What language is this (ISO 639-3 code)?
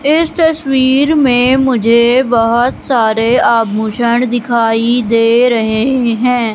hin